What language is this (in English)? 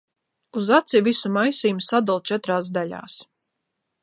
Latvian